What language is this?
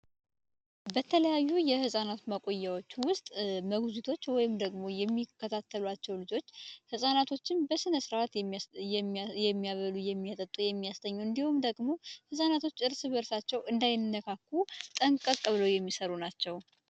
Amharic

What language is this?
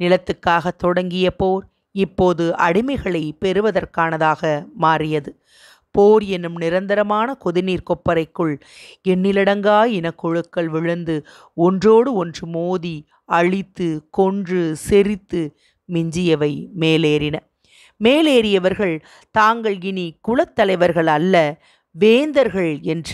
Tamil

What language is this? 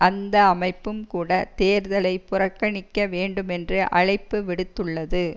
Tamil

